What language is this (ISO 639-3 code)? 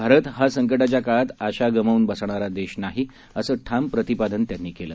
mar